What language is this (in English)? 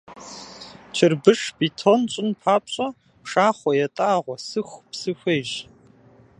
Kabardian